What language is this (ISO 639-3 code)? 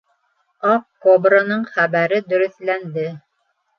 bak